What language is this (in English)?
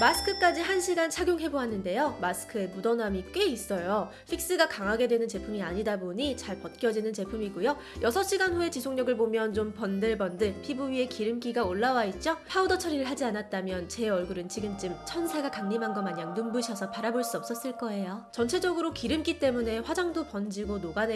Korean